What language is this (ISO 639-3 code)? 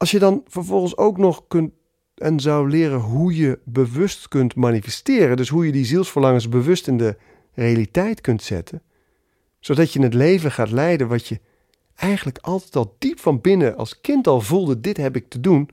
nld